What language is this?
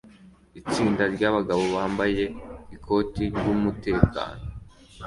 Kinyarwanda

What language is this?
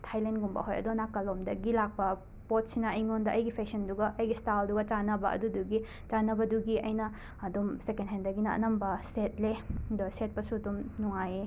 Manipuri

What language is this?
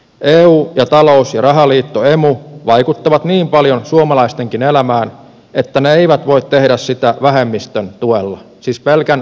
Finnish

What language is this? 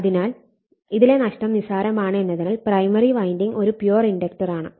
Malayalam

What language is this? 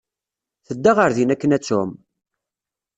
Kabyle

